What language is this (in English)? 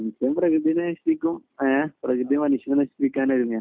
Malayalam